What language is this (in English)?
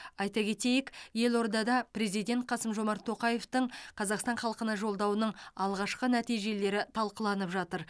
Kazakh